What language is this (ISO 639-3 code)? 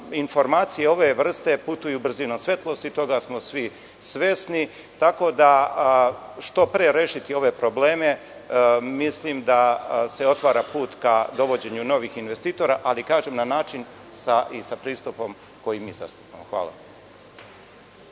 srp